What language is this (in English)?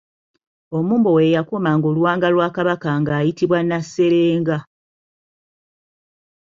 Ganda